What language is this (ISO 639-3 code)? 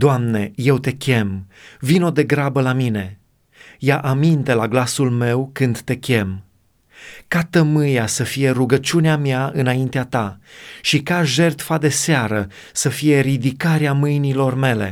ron